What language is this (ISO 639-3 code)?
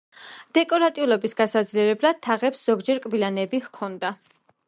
kat